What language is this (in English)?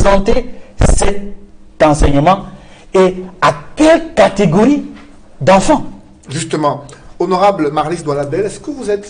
French